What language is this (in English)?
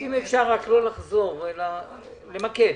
Hebrew